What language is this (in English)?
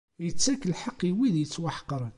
Kabyle